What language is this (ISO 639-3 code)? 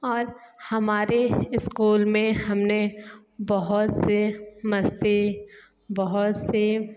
hin